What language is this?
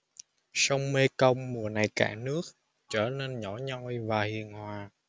Vietnamese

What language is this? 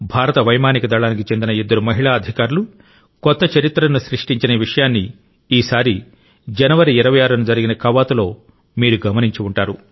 Telugu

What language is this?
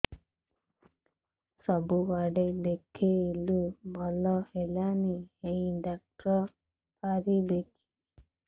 Odia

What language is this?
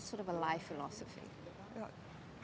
Indonesian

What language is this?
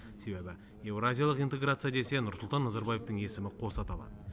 Kazakh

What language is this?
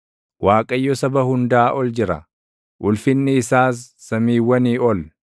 Oromo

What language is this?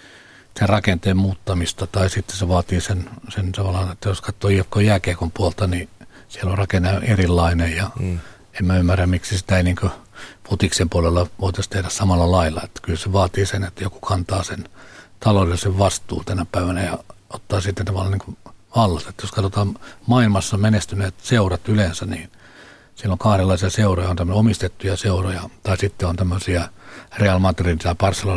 Finnish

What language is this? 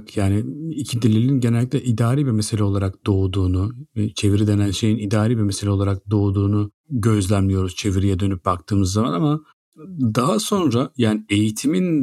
Turkish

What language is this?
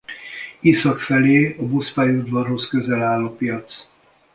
Hungarian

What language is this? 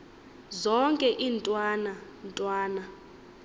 Xhosa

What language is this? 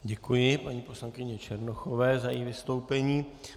Czech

